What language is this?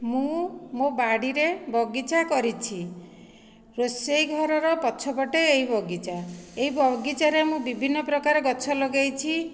Odia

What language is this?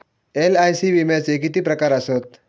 Marathi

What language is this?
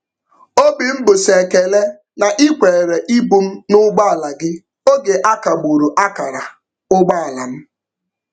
Igbo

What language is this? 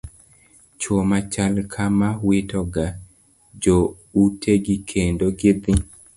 Luo (Kenya and Tanzania)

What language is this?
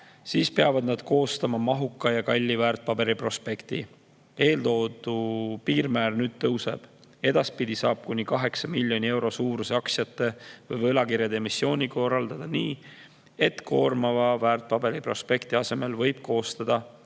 Estonian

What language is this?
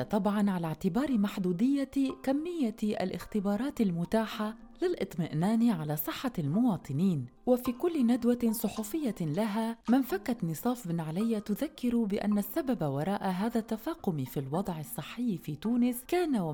Arabic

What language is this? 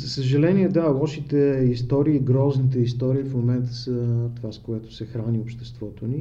Bulgarian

